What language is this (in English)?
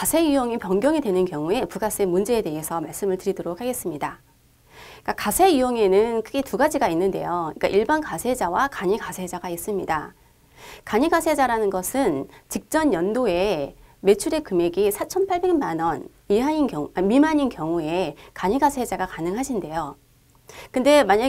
Korean